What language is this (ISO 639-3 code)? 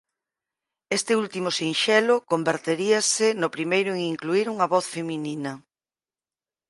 glg